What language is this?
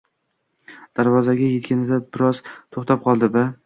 Uzbek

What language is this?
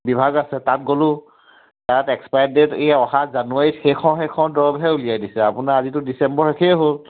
Assamese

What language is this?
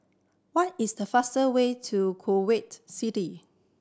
English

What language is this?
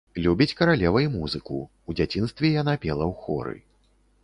Belarusian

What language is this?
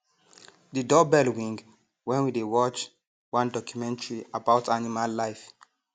Nigerian Pidgin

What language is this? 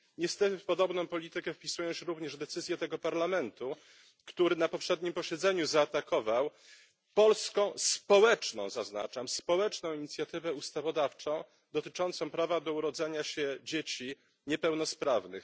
Polish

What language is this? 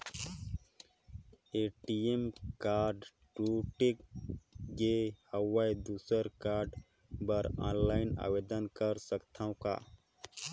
Chhattisgarhi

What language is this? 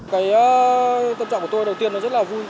Vietnamese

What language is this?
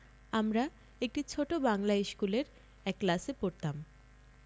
Bangla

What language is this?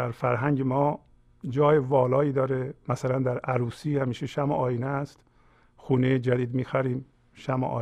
Persian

